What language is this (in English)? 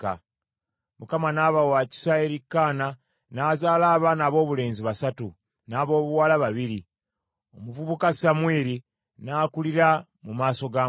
Ganda